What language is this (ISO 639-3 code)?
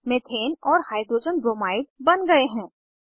hin